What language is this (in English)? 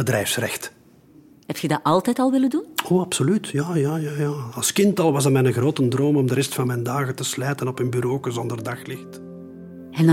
Dutch